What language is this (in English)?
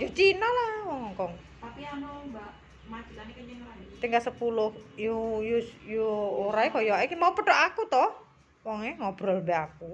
Indonesian